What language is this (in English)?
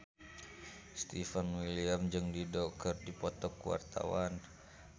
Sundanese